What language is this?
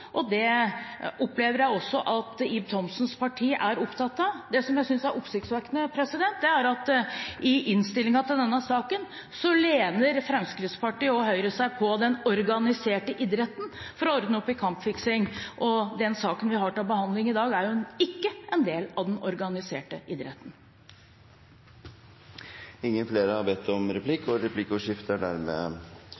Norwegian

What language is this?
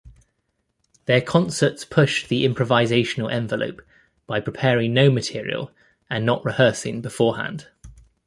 English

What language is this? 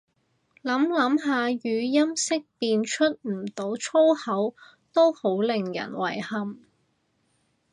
Cantonese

